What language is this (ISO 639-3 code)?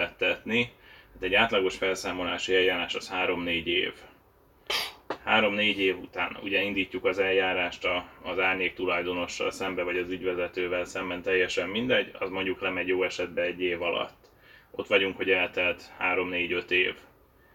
hun